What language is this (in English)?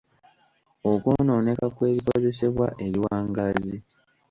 Ganda